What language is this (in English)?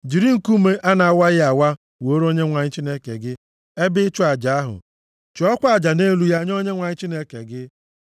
Igbo